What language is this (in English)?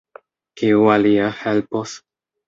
Esperanto